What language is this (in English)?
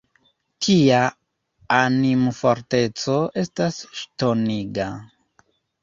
Esperanto